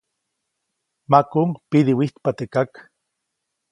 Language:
Copainalá Zoque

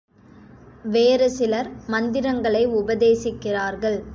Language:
Tamil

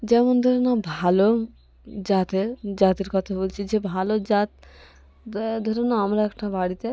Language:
Bangla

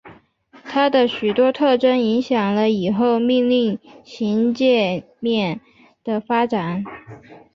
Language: Chinese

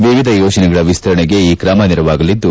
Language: Kannada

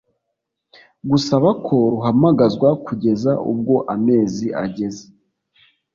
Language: Kinyarwanda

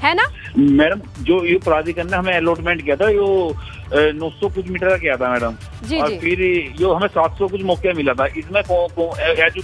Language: Hindi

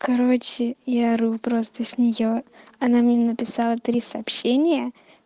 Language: Russian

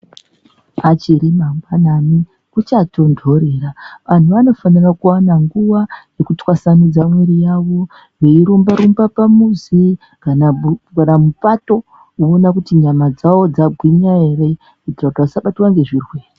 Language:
Ndau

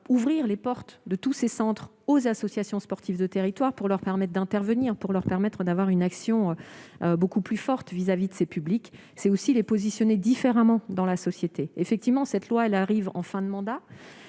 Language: French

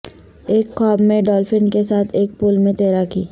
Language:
Urdu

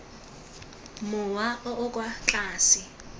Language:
Tswana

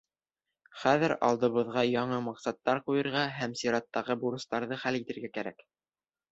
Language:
Bashkir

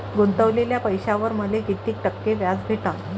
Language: Marathi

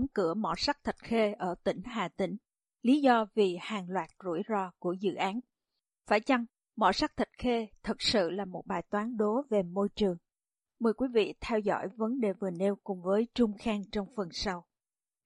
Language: Vietnamese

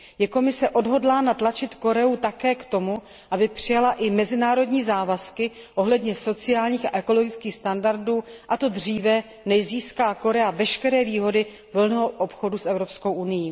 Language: Czech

